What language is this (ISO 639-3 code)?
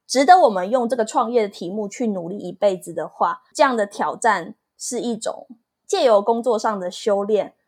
zho